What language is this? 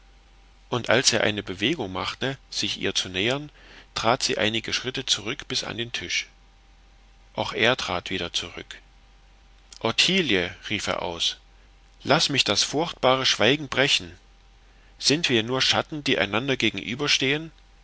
German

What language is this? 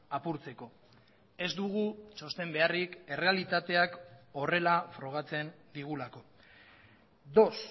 Basque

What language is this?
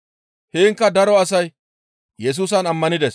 Gamo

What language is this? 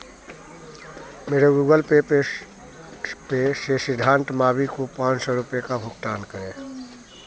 Hindi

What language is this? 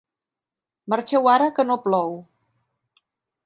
Catalan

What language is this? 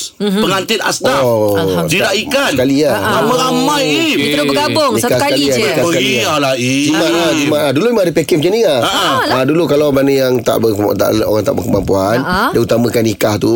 Malay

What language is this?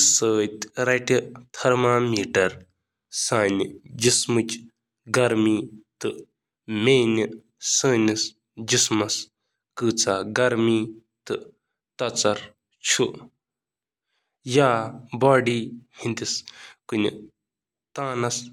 Kashmiri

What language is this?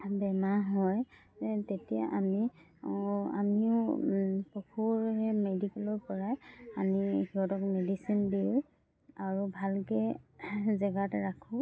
Assamese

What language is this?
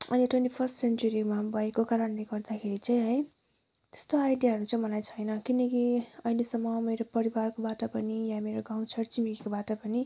Nepali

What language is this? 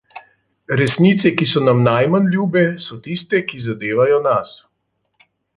Slovenian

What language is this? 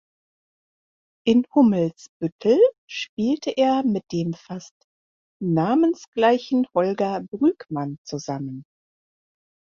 German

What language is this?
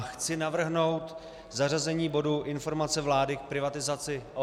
Czech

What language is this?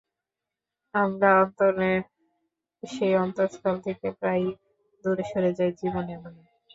Bangla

